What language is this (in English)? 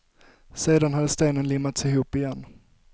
Swedish